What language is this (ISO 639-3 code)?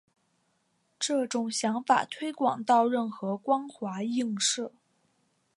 zho